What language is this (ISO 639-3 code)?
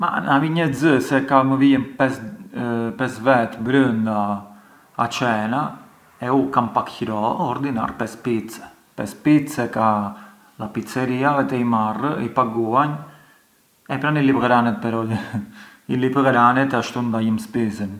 aae